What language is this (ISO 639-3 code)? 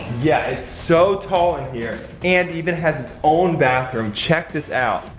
eng